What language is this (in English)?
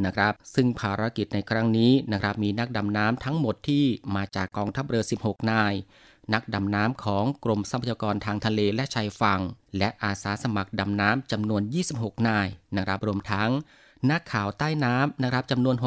Thai